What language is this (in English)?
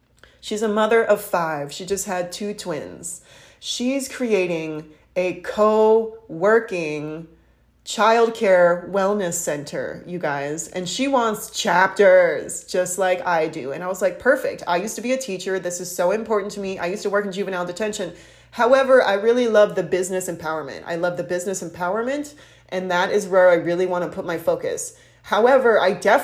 English